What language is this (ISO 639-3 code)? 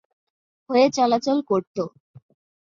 ben